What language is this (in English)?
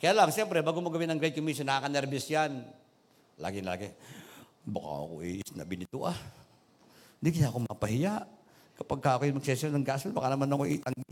Filipino